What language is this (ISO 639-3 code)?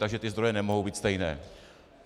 ces